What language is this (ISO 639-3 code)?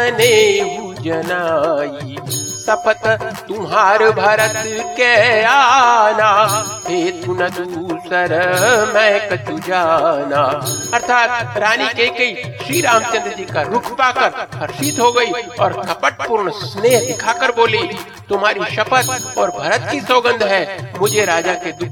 hin